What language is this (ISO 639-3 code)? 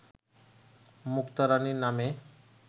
ben